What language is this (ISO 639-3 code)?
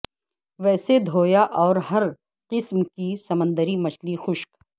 urd